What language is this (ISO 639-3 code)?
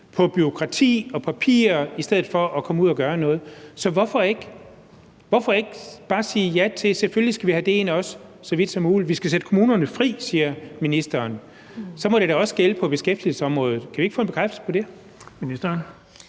dan